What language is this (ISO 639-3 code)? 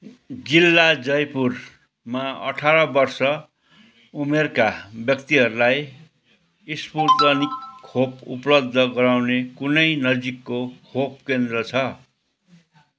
nep